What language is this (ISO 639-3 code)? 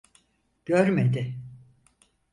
tur